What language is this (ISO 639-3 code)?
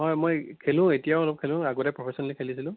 asm